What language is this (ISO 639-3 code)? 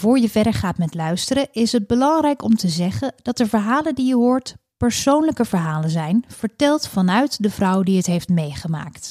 nld